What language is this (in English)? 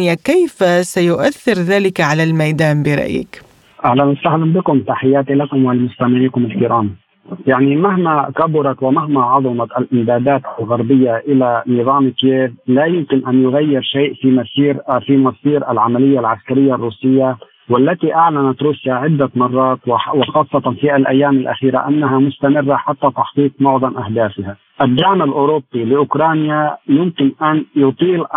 Arabic